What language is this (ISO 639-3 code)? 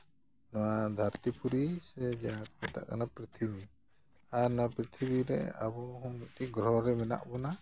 sat